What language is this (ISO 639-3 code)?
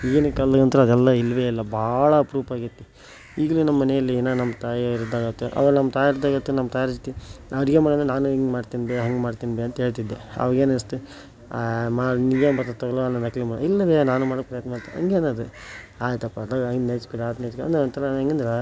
kan